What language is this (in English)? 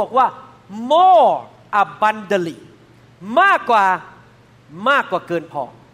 Thai